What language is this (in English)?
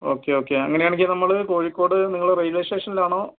Malayalam